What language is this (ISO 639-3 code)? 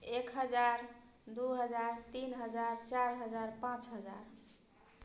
mai